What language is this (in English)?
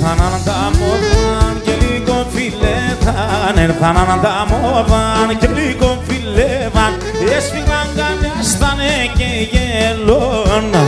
Greek